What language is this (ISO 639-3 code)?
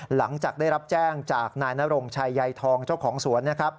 tha